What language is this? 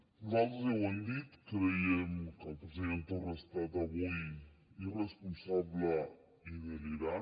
Catalan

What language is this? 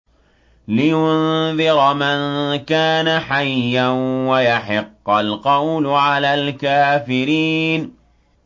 Arabic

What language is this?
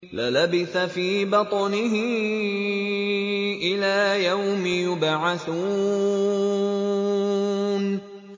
Arabic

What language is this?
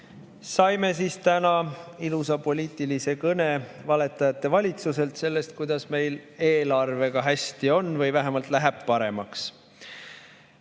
Estonian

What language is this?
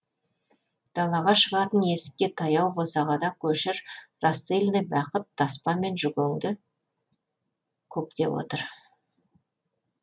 Kazakh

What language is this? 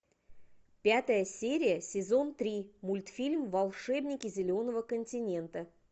Russian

